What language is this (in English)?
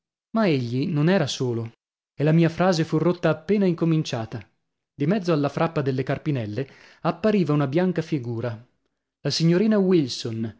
Italian